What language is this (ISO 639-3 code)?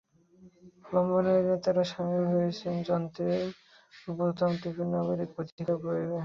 ben